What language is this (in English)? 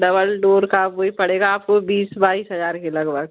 Hindi